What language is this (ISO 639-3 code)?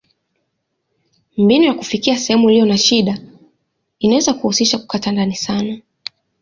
swa